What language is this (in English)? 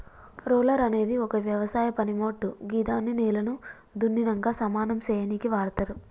Telugu